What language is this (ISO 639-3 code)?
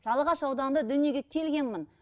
kaz